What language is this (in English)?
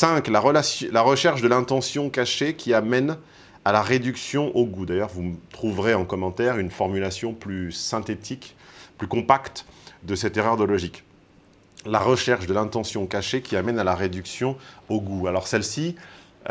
French